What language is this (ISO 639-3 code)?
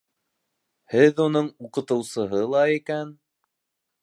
bak